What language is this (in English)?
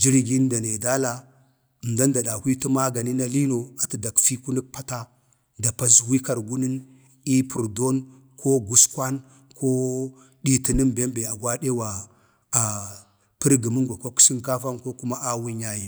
Bade